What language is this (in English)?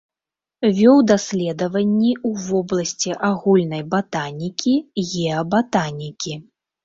Belarusian